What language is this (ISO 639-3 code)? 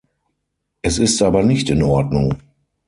deu